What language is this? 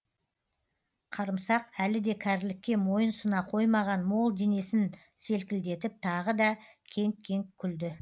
Kazakh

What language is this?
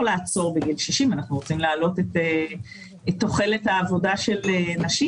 Hebrew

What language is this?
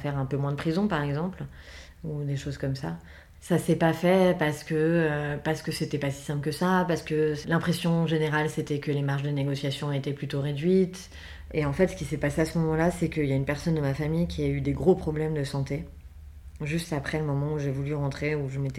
French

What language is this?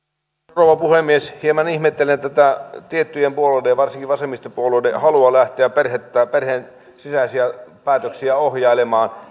Finnish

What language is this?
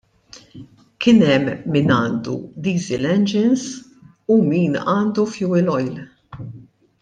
Maltese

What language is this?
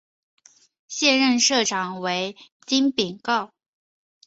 Chinese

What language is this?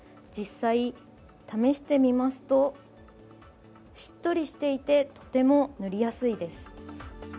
Japanese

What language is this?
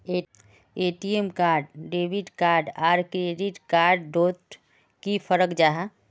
Magahi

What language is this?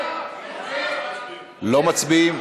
Hebrew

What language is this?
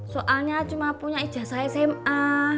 Indonesian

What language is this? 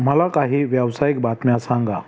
Marathi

